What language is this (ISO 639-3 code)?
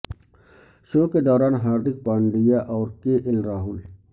urd